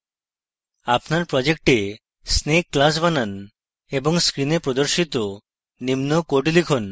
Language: Bangla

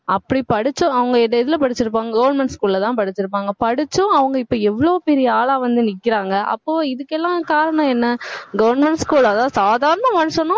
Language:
Tamil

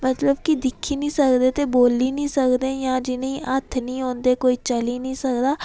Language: Dogri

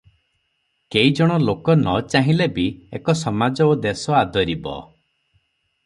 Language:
Odia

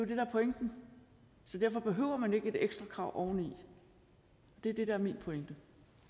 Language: Danish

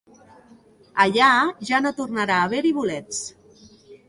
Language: Catalan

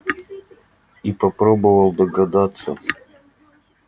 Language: Russian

